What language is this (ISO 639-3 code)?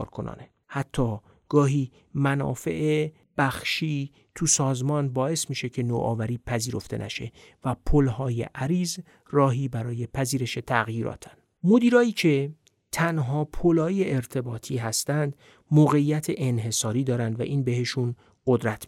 fas